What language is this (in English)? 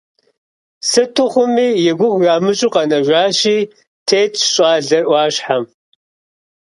Kabardian